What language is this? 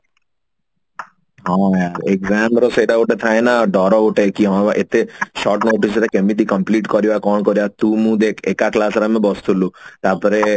Odia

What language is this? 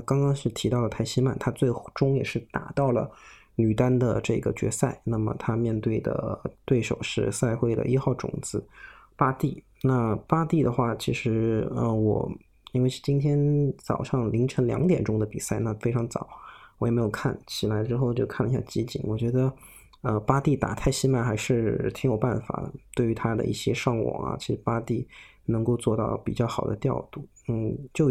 Chinese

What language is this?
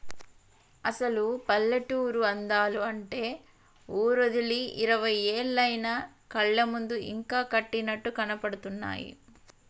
Telugu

